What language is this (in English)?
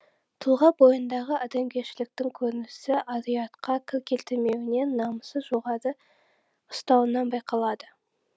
Kazakh